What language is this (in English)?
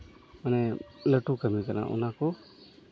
Santali